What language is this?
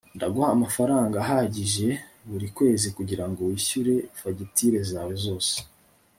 Kinyarwanda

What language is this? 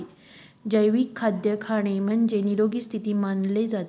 Marathi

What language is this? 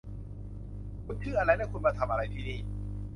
Thai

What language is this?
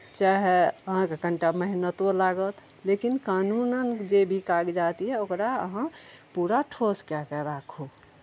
Maithili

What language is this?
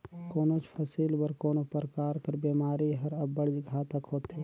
Chhattisgarhi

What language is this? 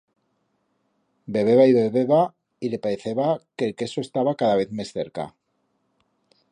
Aragonese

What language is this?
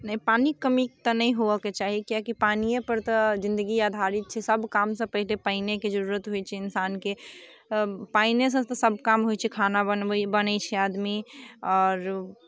Maithili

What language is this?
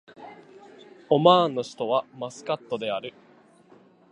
Japanese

